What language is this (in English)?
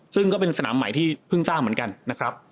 Thai